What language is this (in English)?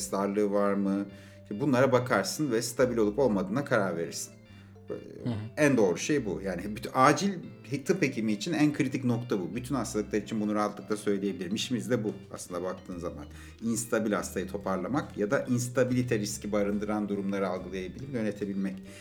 Turkish